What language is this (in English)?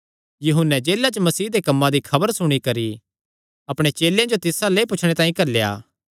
Kangri